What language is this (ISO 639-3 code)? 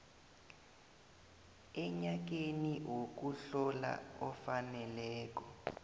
nbl